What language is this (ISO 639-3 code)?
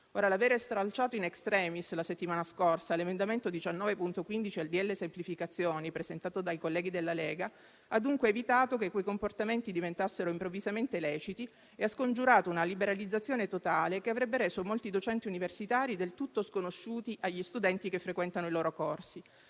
ita